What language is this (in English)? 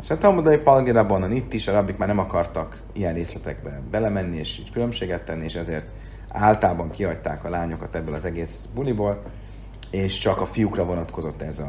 Hungarian